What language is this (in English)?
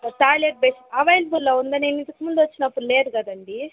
Telugu